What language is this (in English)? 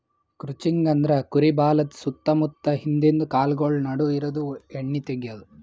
Kannada